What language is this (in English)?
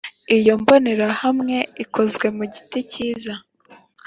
Kinyarwanda